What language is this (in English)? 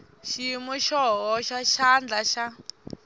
Tsonga